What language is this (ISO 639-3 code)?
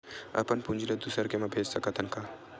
hne